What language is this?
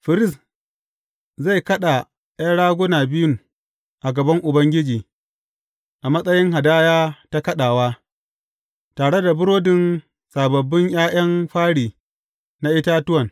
Hausa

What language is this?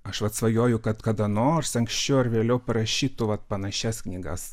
Lithuanian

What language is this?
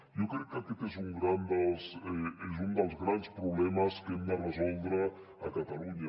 Catalan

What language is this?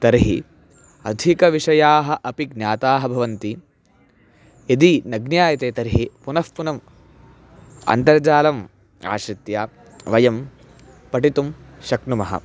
Sanskrit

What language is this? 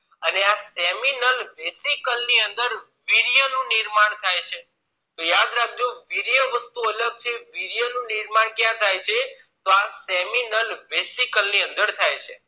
Gujarati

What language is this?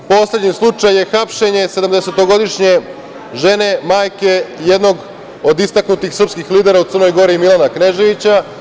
Serbian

